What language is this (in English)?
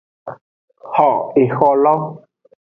Aja (Benin)